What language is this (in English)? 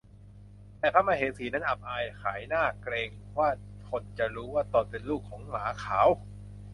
Thai